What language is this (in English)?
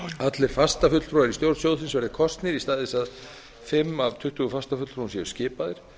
Icelandic